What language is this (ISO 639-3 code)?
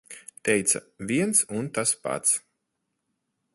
lav